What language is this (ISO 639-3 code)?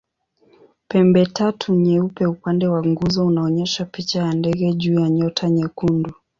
swa